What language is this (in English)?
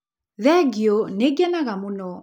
Kikuyu